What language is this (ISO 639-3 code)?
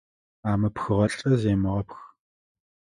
ady